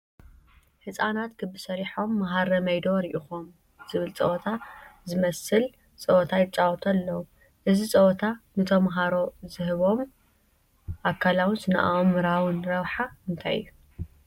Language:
Tigrinya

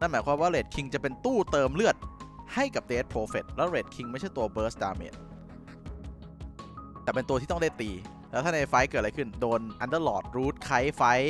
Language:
Thai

